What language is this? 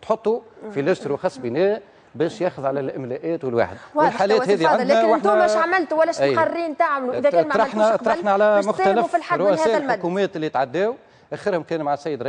Arabic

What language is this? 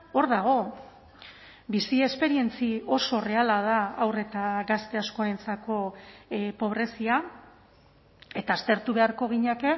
Basque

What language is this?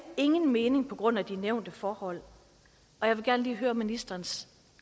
Danish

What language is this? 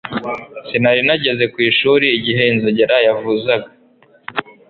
Kinyarwanda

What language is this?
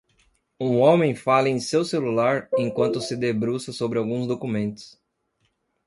Portuguese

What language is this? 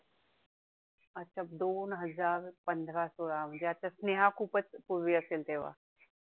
Marathi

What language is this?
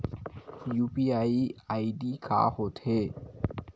Chhattisgarhi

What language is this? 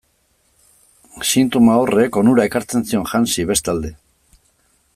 Basque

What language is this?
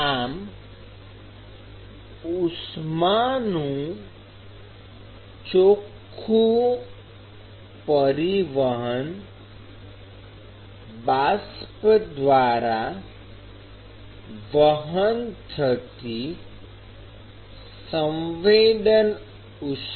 Gujarati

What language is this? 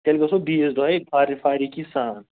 Kashmiri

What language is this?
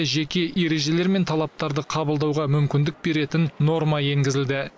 Kazakh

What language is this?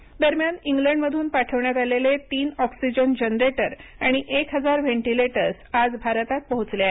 Marathi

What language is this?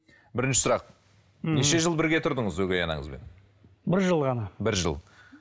Kazakh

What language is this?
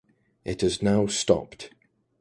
English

